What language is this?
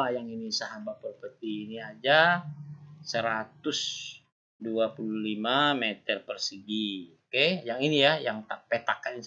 Indonesian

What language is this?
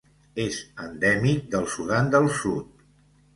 Catalan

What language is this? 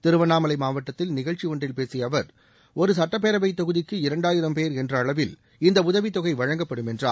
Tamil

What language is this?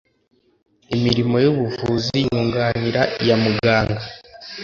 Kinyarwanda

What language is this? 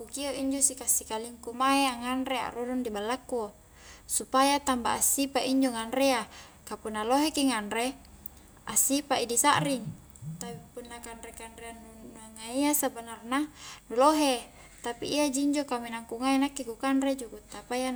Highland Konjo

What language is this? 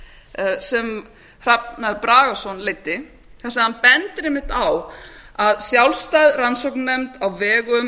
Icelandic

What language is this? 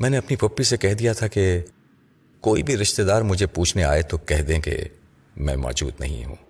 Urdu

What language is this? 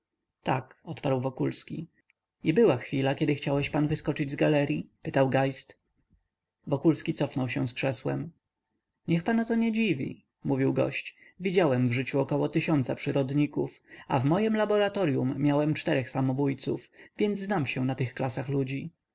Polish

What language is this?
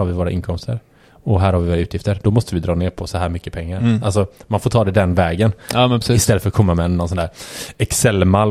Swedish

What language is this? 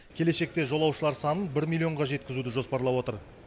Kazakh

